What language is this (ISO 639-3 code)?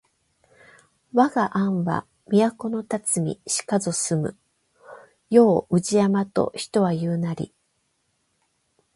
jpn